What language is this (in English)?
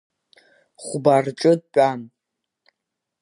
Abkhazian